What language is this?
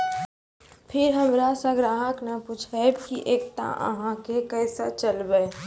Maithili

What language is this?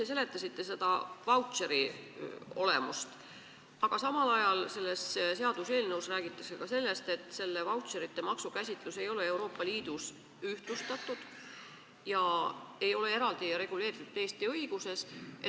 Estonian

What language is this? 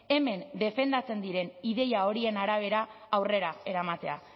Basque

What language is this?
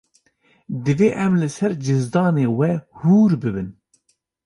Kurdish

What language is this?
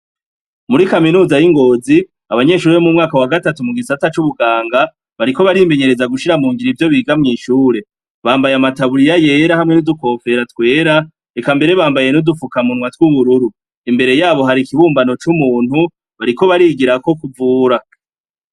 Rundi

